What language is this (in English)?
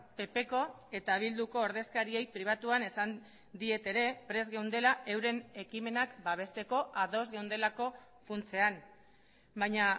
Basque